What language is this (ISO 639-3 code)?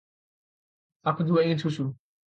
ind